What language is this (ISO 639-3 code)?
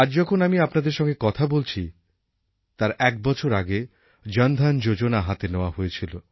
ben